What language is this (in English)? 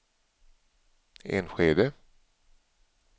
Swedish